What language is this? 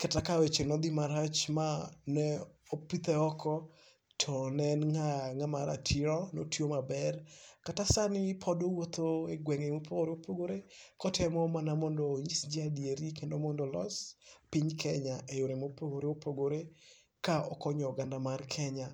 Luo (Kenya and Tanzania)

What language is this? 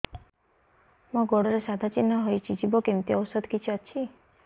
Odia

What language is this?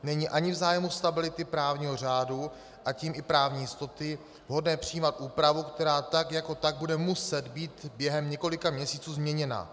Czech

